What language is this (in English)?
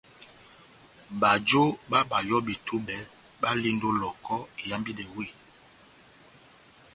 Batanga